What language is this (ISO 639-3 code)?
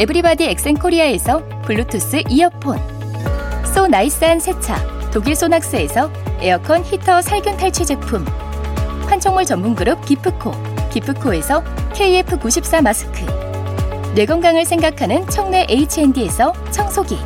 kor